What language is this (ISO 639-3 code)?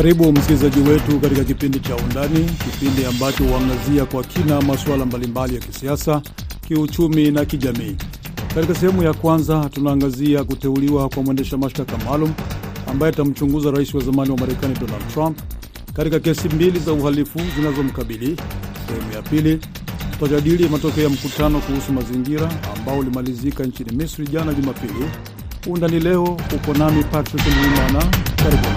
swa